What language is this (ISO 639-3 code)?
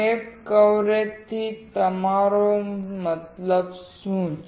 guj